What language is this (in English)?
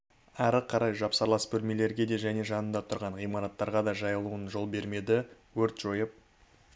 Kazakh